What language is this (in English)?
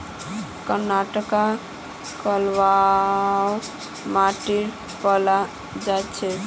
Magahi